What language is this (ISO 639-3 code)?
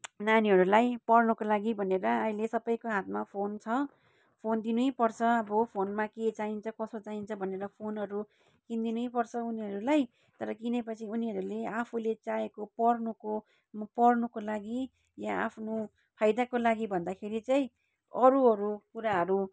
nep